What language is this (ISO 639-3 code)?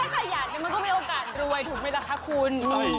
tha